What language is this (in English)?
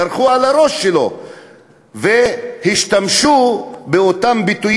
Hebrew